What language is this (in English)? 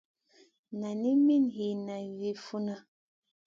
Masana